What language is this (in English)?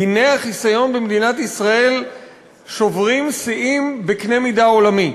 Hebrew